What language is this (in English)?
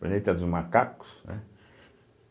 Portuguese